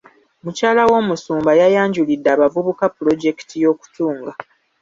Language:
Ganda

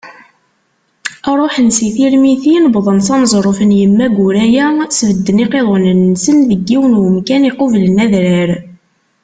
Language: Kabyle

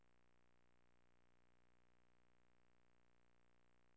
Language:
Danish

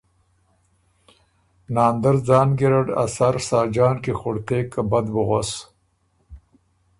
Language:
Ormuri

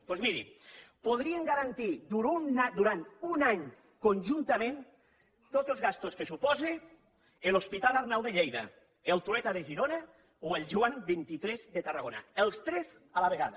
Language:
Catalan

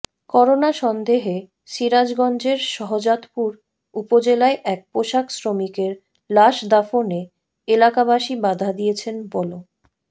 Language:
Bangla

